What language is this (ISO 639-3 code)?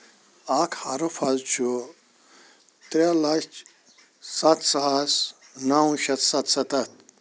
kas